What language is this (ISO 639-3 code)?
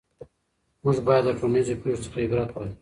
pus